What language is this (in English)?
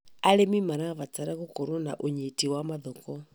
Kikuyu